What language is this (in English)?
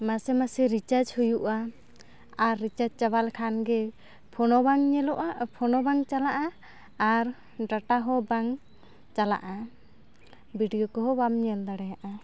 Santali